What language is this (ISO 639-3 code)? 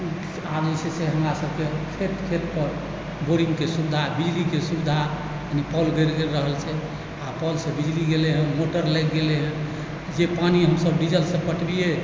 mai